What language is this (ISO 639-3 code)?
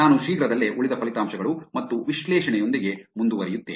kan